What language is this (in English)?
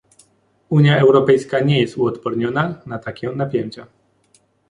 Polish